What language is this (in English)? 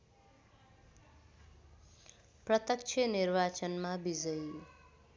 Nepali